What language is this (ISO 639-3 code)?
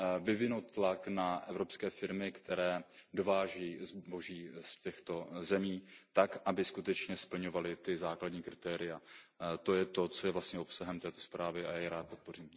ces